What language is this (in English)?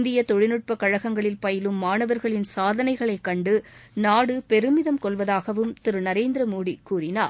Tamil